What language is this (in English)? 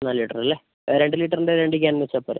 Malayalam